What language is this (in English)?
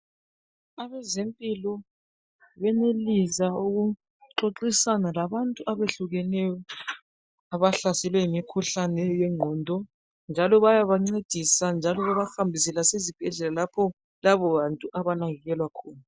North Ndebele